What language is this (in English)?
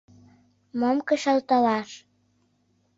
Mari